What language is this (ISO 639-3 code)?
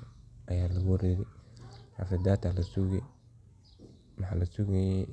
som